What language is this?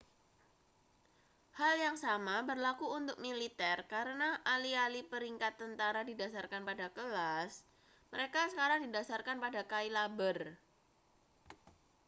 Indonesian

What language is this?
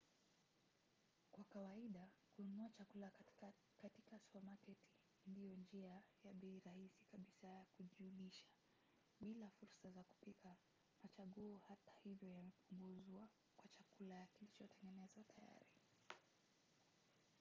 Swahili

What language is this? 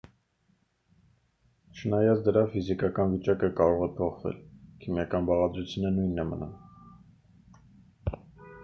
Armenian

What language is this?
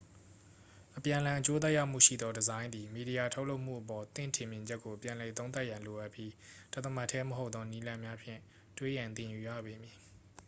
Burmese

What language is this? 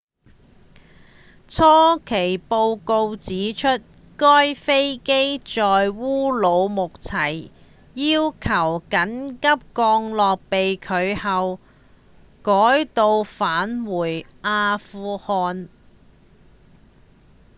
Cantonese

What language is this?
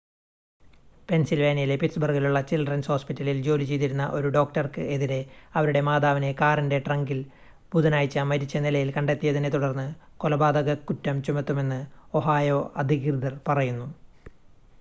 Malayalam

